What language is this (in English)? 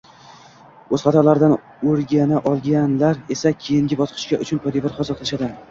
Uzbek